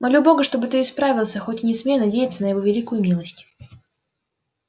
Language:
Russian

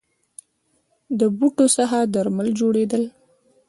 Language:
Pashto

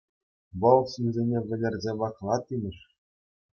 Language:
Chuvash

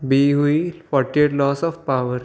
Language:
Sindhi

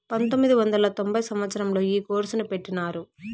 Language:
Telugu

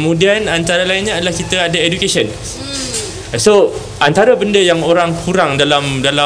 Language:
Malay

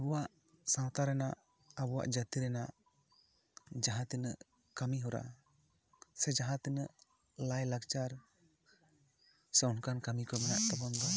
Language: Santali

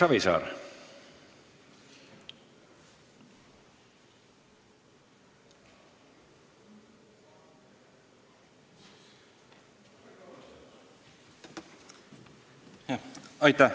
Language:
Estonian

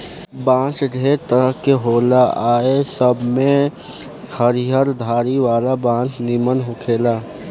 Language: Bhojpuri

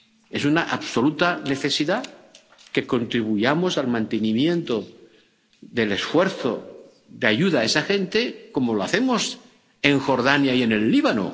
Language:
Spanish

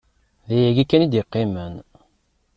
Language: Kabyle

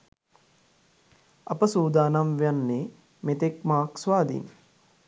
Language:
Sinhala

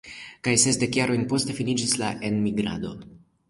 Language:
Esperanto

